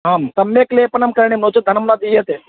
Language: Sanskrit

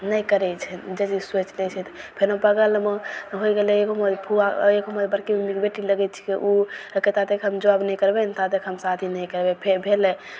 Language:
Maithili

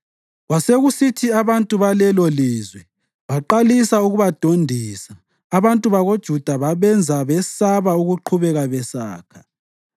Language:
North Ndebele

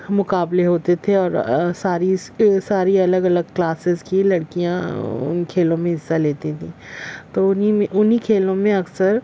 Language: Urdu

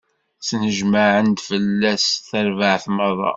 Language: Kabyle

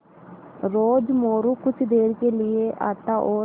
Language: Hindi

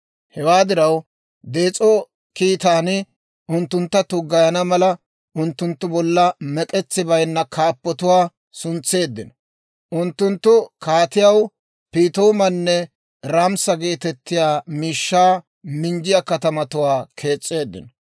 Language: Dawro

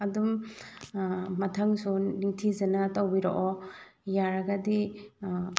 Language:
Manipuri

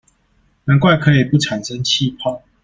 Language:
Chinese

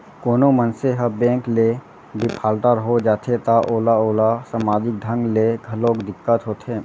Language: Chhattisgarhi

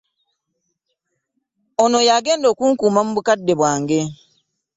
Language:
Ganda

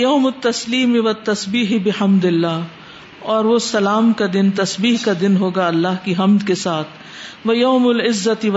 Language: Urdu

